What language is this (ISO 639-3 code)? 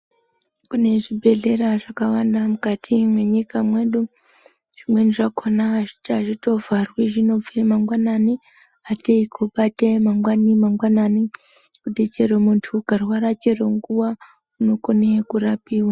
ndc